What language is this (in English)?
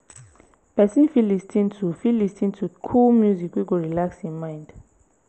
Nigerian Pidgin